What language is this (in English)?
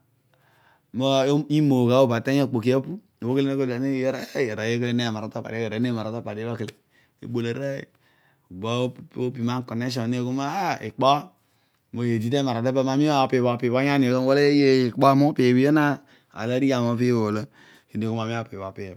Odual